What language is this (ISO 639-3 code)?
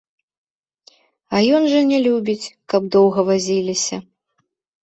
bel